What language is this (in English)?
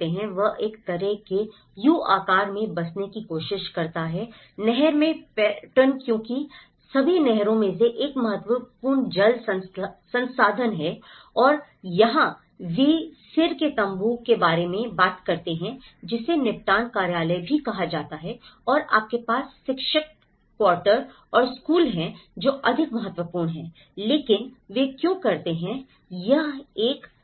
Hindi